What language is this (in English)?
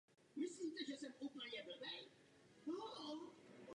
Czech